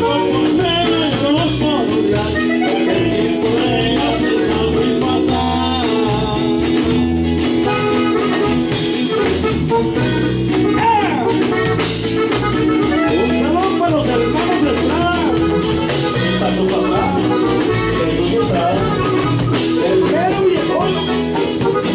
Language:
Bulgarian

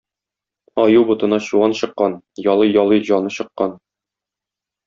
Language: Tatar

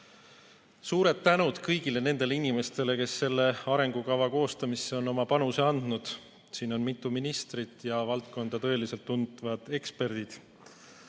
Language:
Estonian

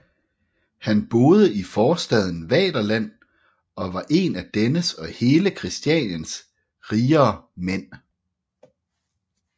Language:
Danish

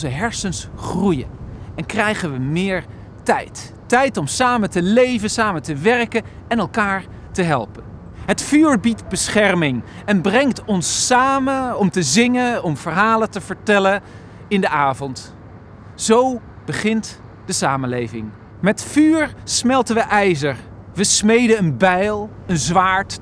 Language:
Dutch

